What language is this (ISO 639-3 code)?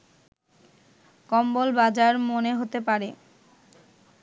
ben